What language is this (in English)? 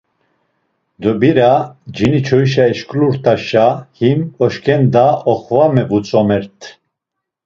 Laz